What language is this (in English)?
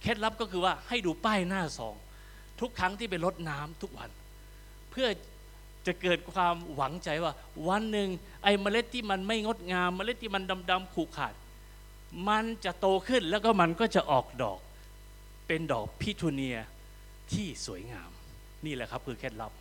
Thai